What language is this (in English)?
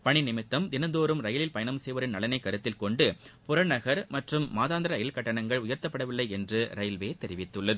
Tamil